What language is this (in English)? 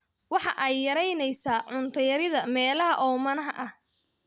Somali